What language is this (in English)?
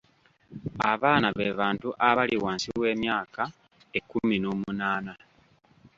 Ganda